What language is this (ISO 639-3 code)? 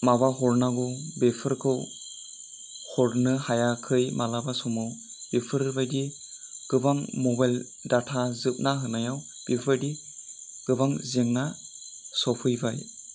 brx